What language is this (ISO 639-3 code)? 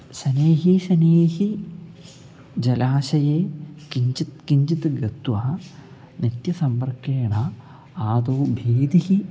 san